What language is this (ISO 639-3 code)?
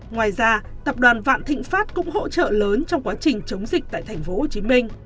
vie